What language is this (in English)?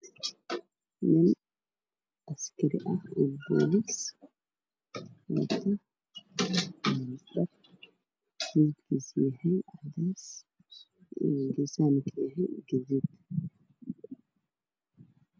Somali